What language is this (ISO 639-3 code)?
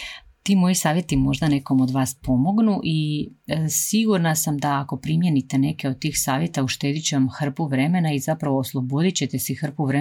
hrv